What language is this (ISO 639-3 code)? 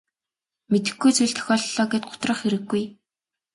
mon